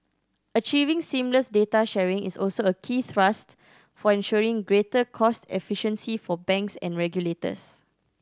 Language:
English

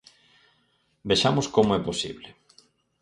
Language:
Galician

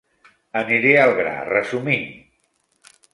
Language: Catalan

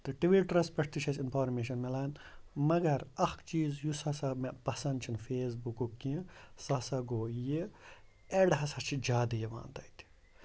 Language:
Kashmiri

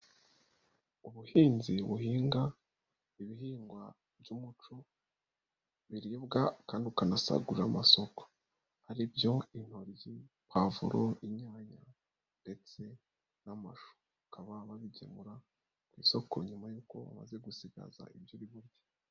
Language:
Kinyarwanda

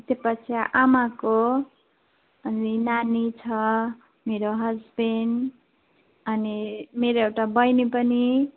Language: Nepali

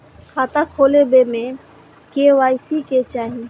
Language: Maithili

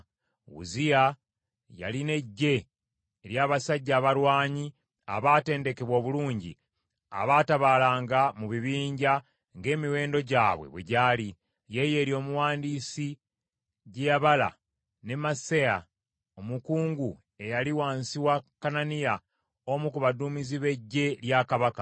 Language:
Ganda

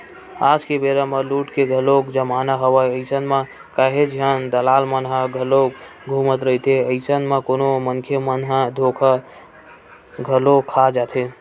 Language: Chhattisgarhi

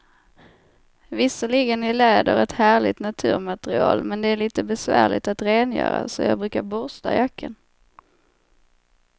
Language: Swedish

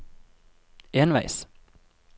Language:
Norwegian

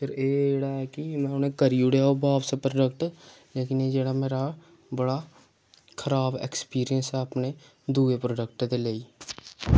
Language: Dogri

